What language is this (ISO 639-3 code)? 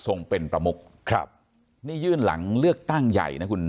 tha